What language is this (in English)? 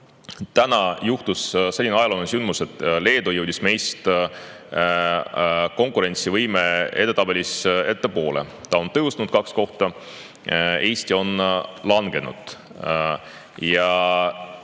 Estonian